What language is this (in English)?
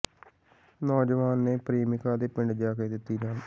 Punjabi